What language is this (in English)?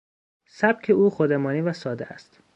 Persian